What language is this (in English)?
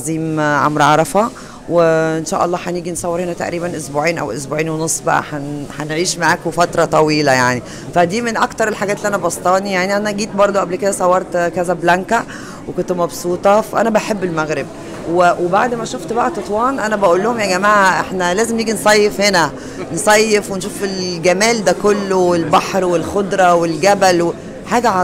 Arabic